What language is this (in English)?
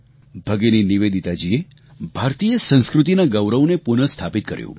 Gujarati